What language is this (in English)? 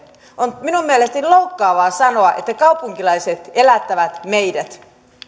Finnish